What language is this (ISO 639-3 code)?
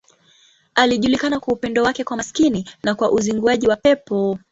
swa